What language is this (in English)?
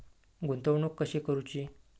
Marathi